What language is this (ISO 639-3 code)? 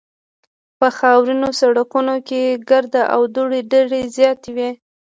pus